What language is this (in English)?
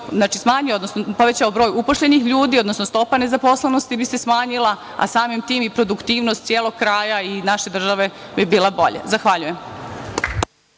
Serbian